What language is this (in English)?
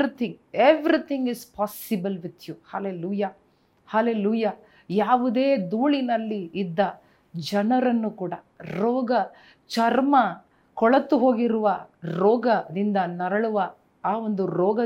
Kannada